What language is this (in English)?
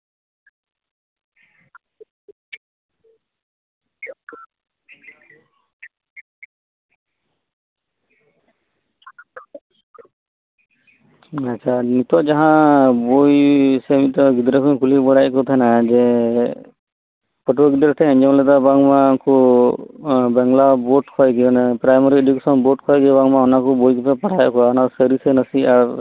Santali